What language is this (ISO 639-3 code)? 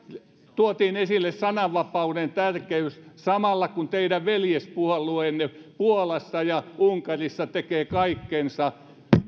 fin